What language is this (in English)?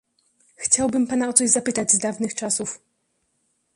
Polish